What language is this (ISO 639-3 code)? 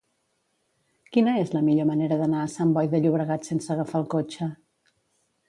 cat